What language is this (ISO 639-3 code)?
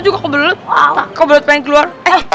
ind